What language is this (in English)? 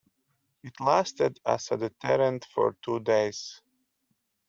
English